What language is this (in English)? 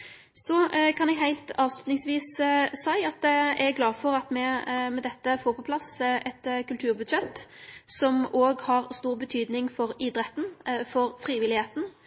Norwegian Nynorsk